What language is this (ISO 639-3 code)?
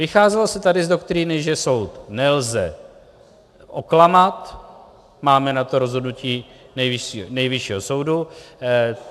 ces